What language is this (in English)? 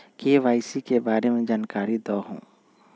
Magahi